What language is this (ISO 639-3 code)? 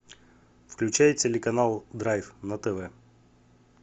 rus